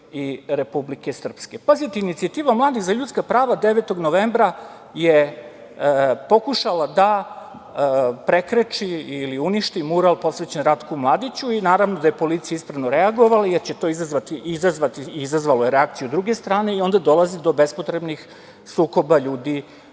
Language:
Serbian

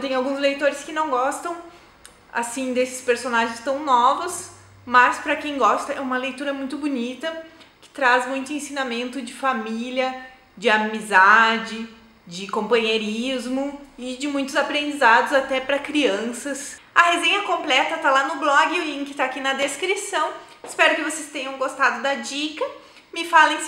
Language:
Portuguese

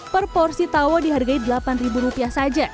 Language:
Indonesian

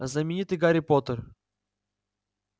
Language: Russian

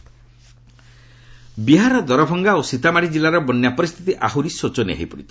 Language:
Odia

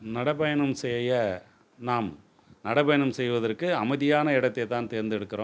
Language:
Tamil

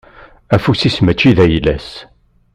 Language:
Kabyle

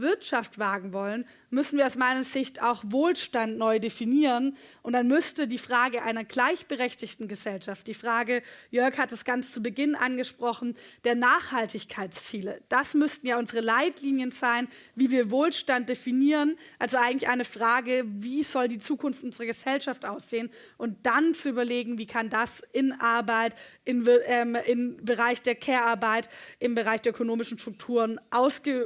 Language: German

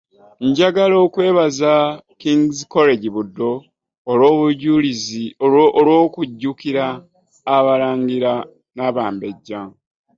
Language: Ganda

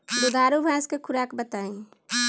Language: Bhojpuri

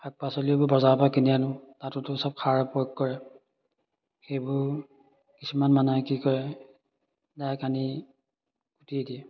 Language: Assamese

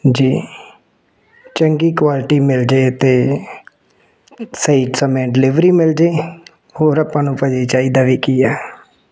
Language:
Punjabi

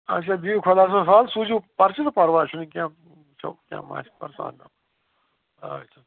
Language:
Kashmiri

